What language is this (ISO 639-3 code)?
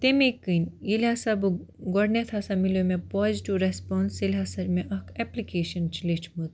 kas